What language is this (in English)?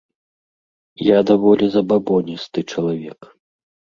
Belarusian